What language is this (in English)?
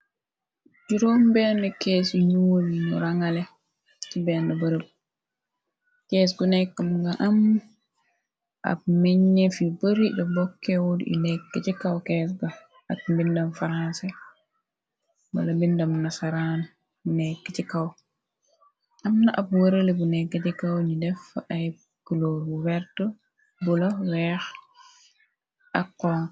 Wolof